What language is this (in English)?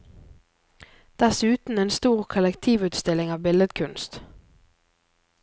Norwegian